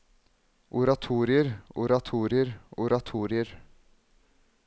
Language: Norwegian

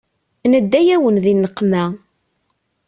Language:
Kabyle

